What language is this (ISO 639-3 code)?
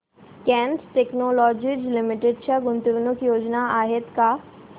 mar